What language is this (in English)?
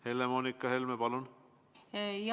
Estonian